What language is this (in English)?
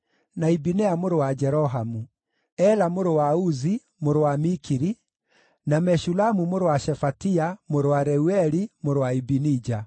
Kikuyu